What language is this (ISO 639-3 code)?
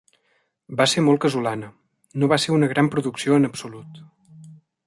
cat